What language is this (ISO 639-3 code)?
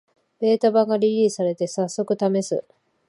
jpn